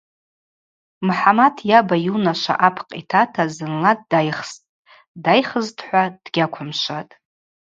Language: Abaza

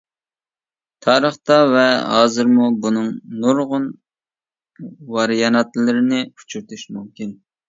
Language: Uyghur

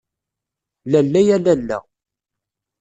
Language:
Kabyle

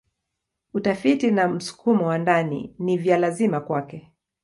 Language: Swahili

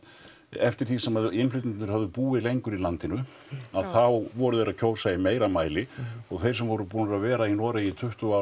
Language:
Icelandic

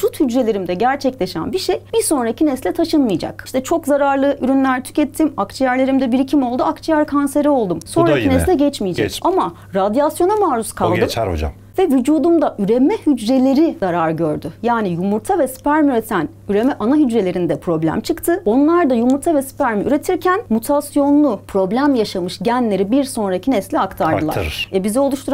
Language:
Turkish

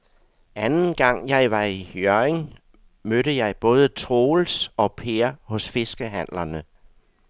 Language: Danish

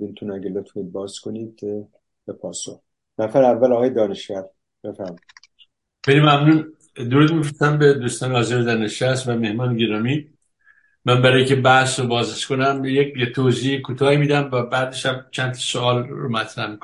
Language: Persian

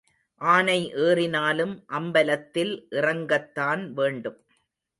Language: Tamil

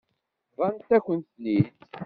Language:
Kabyle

